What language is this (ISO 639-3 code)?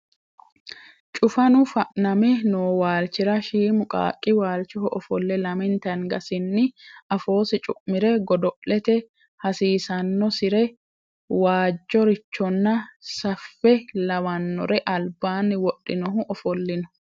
sid